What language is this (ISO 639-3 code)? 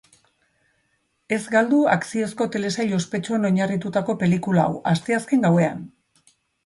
eus